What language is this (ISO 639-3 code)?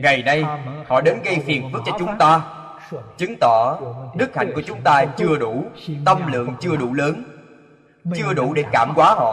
vie